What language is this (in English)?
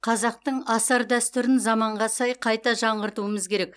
Kazakh